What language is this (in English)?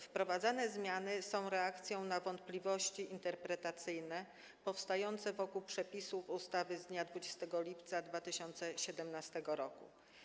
Polish